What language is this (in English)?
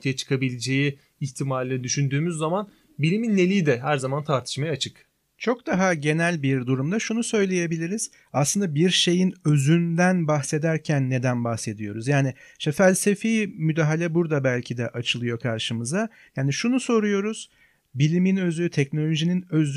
Turkish